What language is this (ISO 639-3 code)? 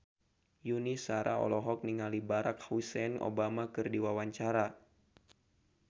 sun